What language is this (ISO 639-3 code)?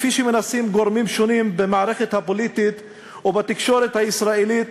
heb